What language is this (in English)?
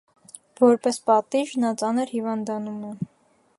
Armenian